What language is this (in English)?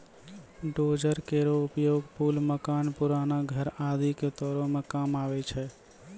Maithili